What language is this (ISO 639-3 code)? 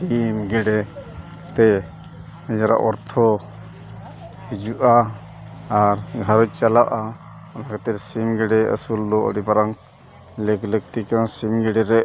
sat